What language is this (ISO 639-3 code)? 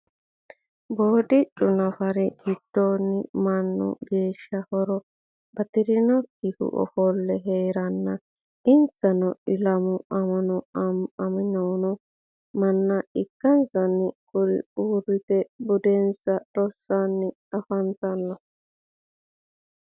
sid